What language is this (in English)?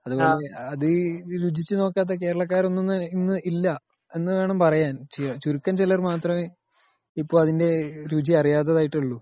Malayalam